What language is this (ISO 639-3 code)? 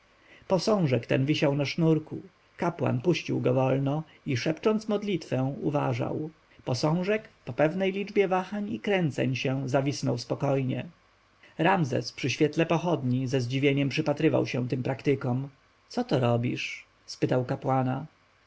pol